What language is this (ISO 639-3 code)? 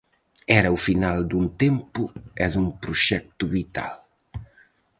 glg